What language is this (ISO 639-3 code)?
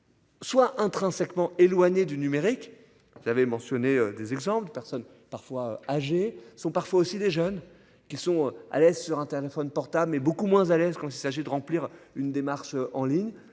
fra